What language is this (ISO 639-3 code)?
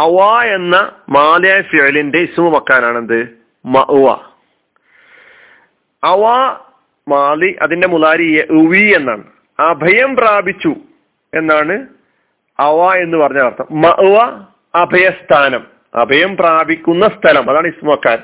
mal